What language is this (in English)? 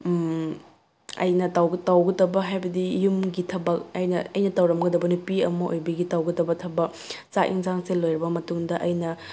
Manipuri